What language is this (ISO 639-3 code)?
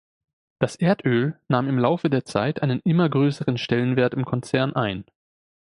deu